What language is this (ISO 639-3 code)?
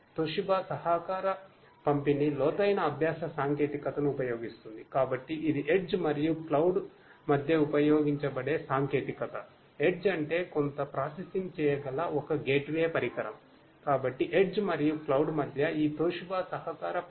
tel